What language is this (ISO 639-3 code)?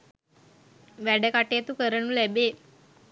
sin